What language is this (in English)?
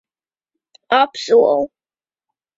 Latvian